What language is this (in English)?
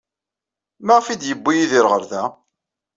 Kabyle